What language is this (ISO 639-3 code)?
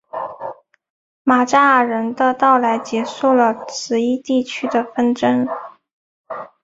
zho